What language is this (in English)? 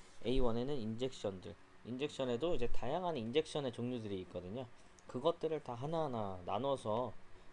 Korean